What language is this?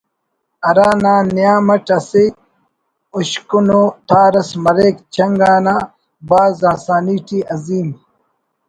Brahui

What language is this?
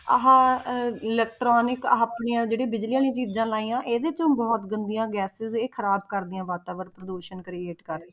Punjabi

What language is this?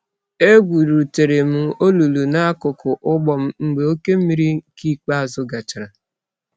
Igbo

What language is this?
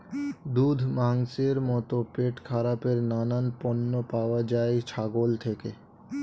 Bangla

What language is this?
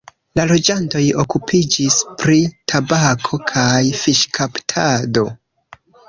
Esperanto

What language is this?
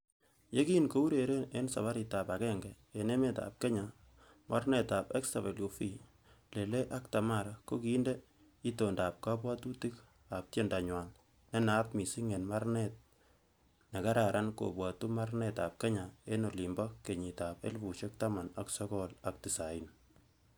Kalenjin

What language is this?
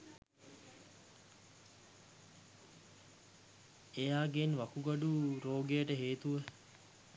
Sinhala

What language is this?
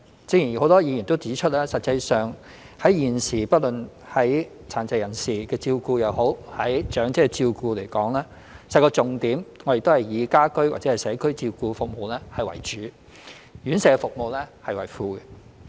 Cantonese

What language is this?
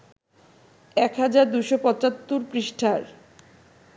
Bangla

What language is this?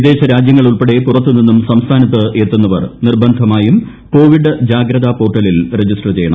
Malayalam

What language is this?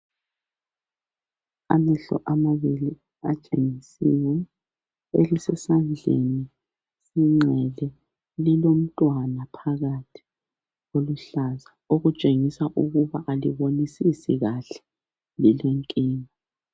North Ndebele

